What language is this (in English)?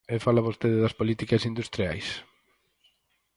Galician